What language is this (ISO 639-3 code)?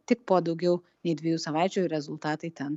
lit